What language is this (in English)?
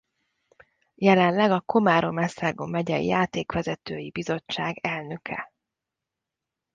Hungarian